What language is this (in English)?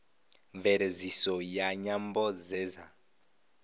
Venda